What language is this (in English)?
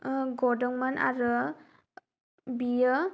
Bodo